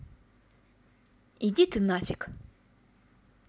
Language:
Russian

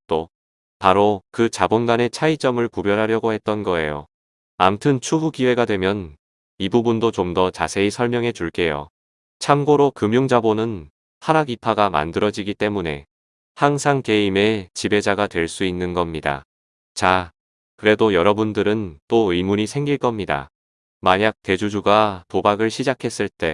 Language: Korean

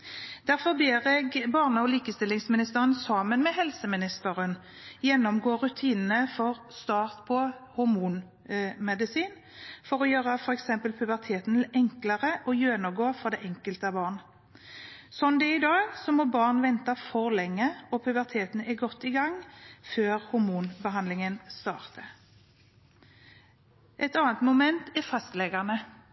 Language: Norwegian Bokmål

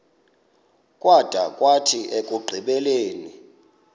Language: Xhosa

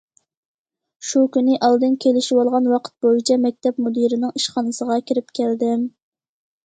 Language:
Uyghur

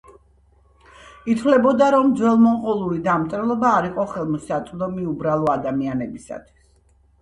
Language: Georgian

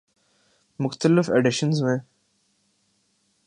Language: Urdu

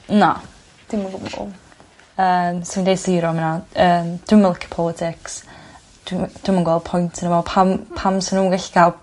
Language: Welsh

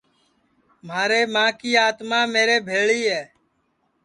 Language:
Sansi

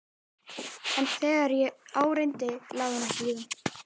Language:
Icelandic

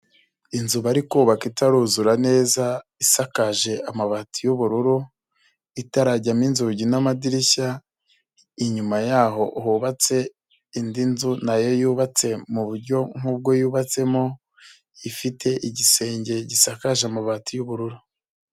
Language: Kinyarwanda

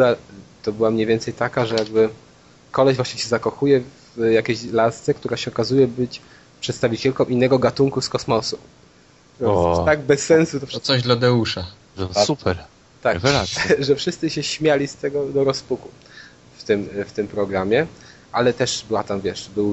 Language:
Polish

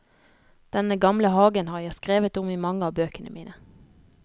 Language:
Norwegian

